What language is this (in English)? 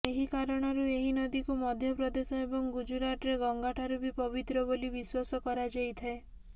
Odia